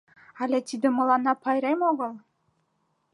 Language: Mari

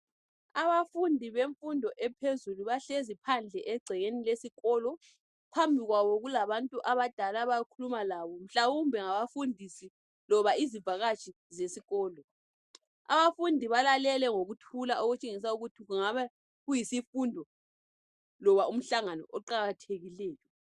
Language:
North Ndebele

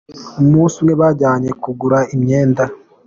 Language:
Kinyarwanda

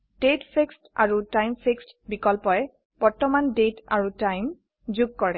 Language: Assamese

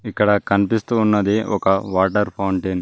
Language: Telugu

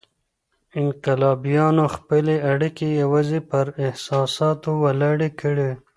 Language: Pashto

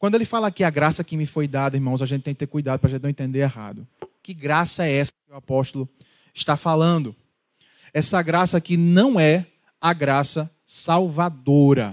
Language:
Portuguese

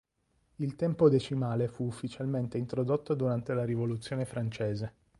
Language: Italian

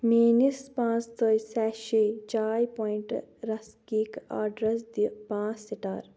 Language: Kashmiri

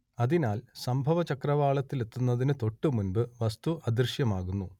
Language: Malayalam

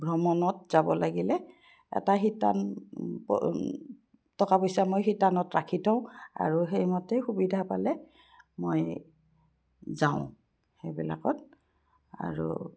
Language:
Assamese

